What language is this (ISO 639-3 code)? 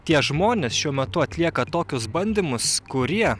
lit